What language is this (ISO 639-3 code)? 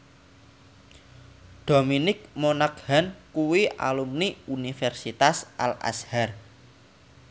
jav